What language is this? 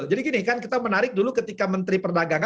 Indonesian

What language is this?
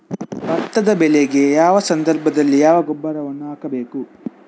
Kannada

